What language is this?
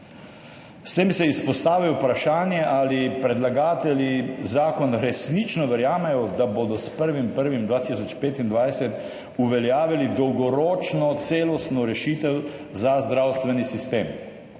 Slovenian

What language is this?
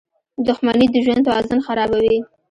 Pashto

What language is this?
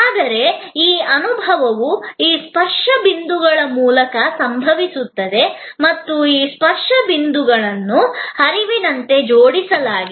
Kannada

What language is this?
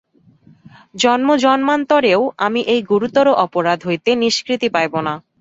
Bangla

